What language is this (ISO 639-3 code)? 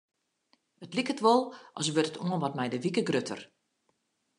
fry